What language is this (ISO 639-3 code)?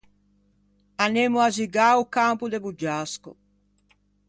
lij